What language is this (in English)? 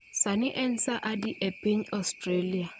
Luo (Kenya and Tanzania)